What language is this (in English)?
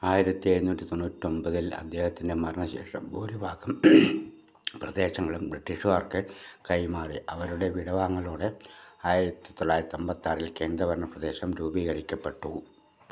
Malayalam